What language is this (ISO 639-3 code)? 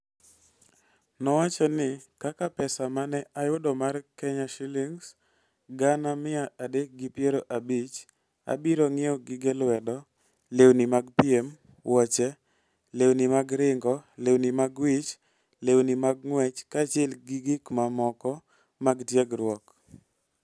luo